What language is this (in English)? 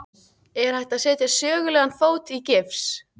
Icelandic